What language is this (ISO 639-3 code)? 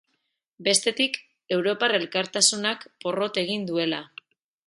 eus